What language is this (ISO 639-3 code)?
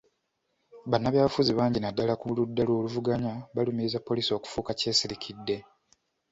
lug